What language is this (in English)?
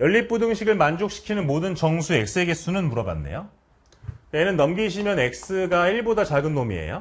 Korean